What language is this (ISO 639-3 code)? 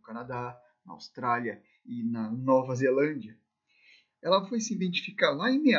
por